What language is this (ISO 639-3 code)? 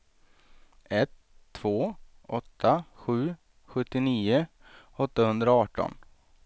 swe